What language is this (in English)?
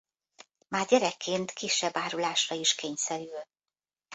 Hungarian